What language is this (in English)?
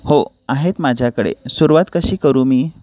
Marathi